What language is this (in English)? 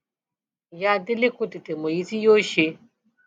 Yoruba